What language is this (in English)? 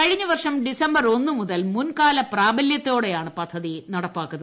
Malayalam